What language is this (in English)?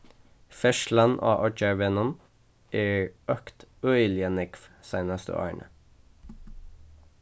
Faroese